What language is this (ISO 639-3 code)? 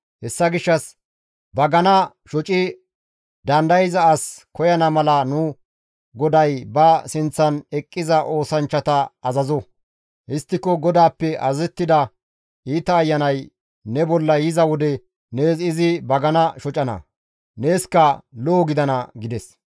gmv